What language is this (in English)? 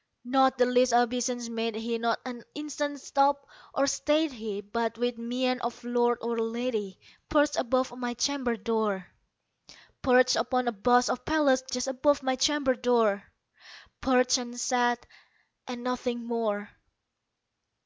English